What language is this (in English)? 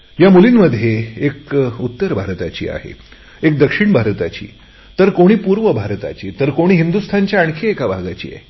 Marathi